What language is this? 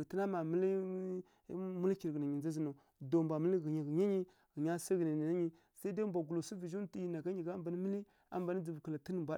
Kirya-Konzəl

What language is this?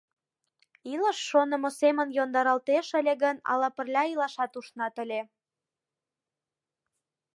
Mari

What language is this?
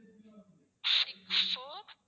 Tamil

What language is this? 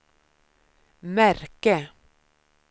Swedish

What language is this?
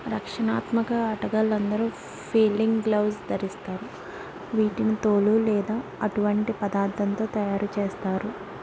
Telugu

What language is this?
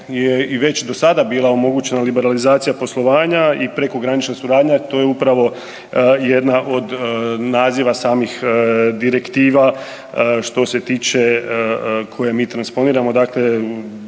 Croatian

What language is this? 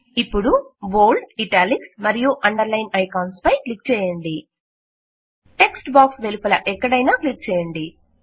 Telugu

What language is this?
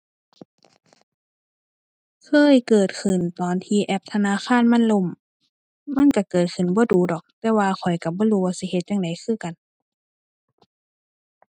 Thai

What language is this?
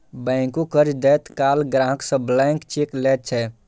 Maithili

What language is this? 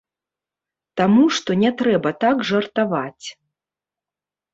Belarusian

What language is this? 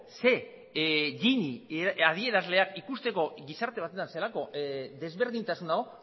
Basque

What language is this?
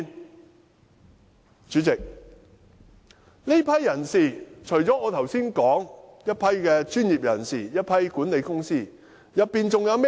Cantonese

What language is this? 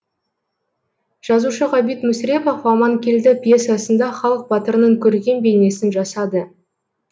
Kazakh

